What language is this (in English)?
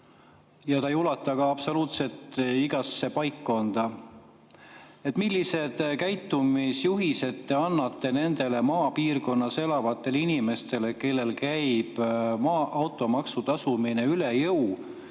Estonian